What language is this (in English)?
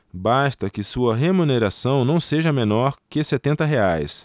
Portuguese